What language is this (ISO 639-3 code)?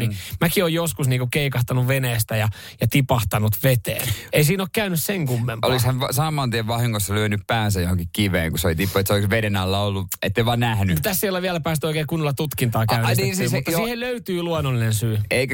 fin